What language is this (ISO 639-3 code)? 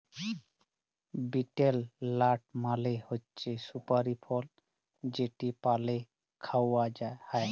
ben